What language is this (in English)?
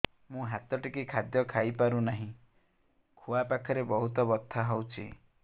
Odia